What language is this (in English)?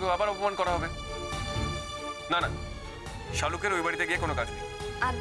Hindi